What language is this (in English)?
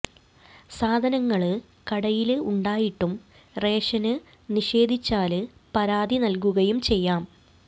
Malayalam